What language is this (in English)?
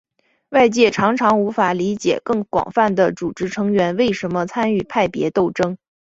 Chinese